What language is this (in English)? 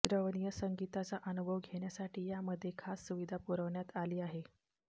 Marathi